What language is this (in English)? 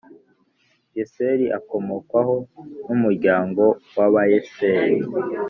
Kinyarwanda